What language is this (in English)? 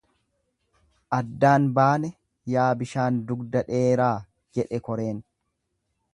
Oromo